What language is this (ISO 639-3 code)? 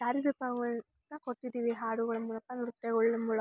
kan